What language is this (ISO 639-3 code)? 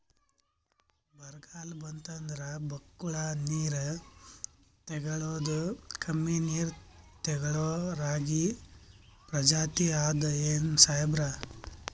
kan